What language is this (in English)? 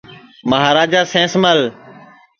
Sansi